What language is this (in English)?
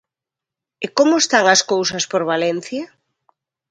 Galician